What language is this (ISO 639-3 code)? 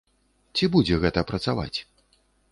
bel